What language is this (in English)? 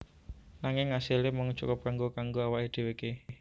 Javanese